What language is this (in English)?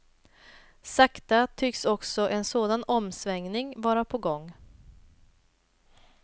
Swedish